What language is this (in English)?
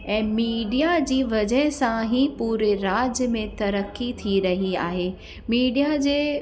Sindhi